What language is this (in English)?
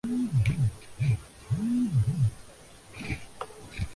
Urdu